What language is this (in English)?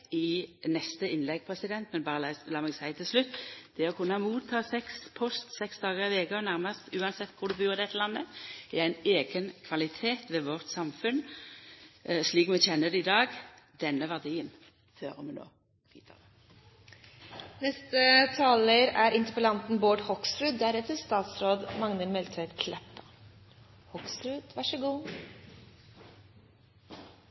Norwegian